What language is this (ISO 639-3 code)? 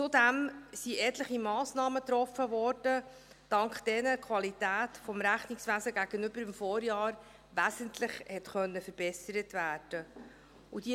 gsw